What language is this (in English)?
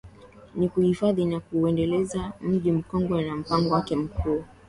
Swahili